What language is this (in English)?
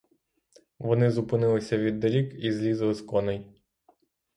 Ukrainian